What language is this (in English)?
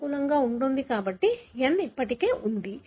Telugu